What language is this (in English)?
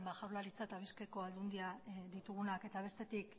Basque